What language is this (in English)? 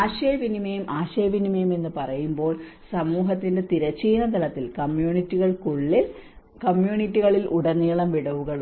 Malayalam